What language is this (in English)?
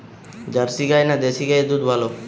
Bangla